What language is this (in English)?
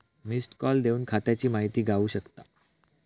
Marathi